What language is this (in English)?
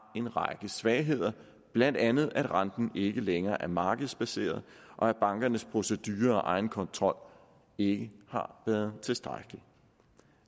Danish